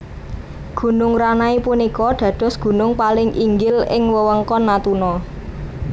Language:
Javanese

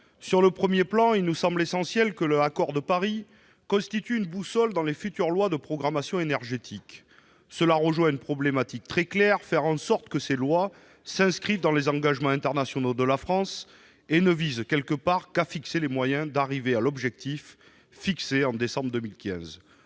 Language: French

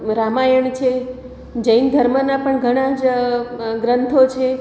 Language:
Gujarati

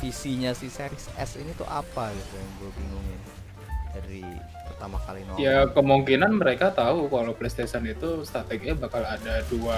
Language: Indonesian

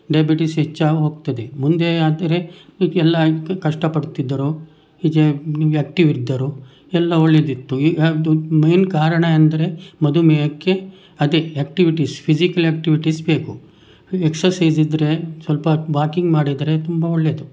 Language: Kannada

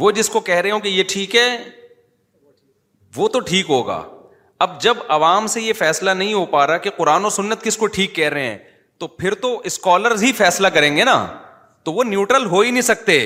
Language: Urdu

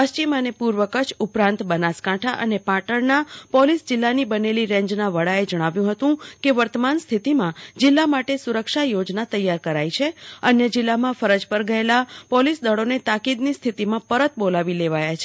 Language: Gujarati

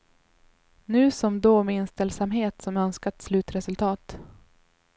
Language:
Swedish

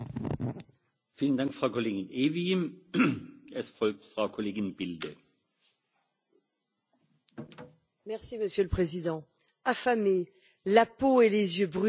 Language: French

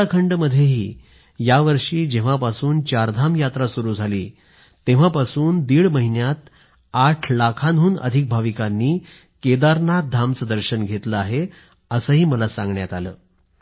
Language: Marathi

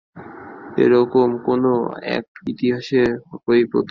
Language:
Bangla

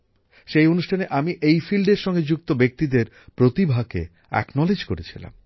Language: Bangla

